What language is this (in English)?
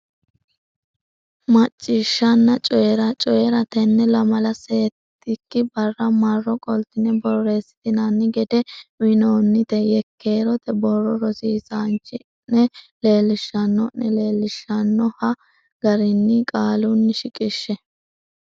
Sidamo